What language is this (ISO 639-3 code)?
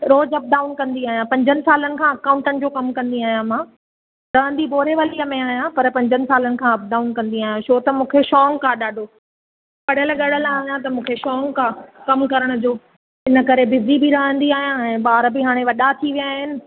snd